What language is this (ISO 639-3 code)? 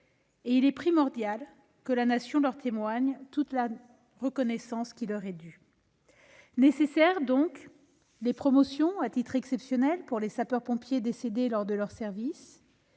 fra